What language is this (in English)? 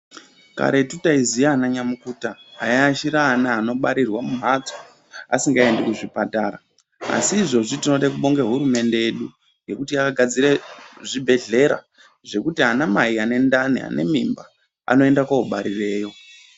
Ndau